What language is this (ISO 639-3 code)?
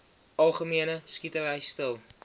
afr